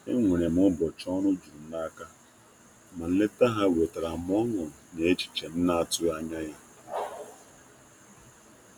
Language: Igbo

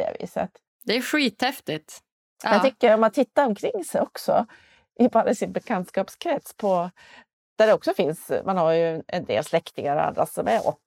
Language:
Swedish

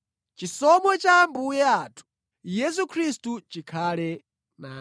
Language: Nyanja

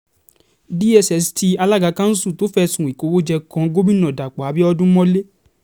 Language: Yoruba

